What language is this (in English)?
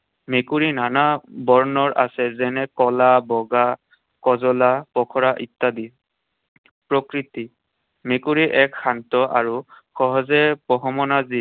Assamese